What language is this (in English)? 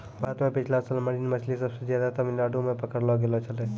Maithili